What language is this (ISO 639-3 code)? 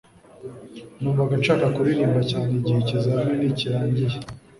kin